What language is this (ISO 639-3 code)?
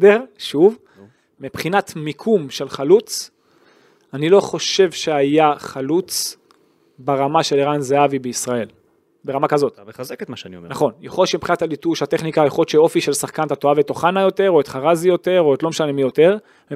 heb